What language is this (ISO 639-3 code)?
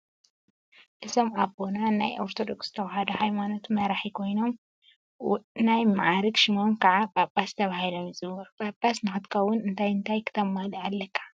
tir